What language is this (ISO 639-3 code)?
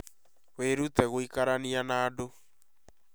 kik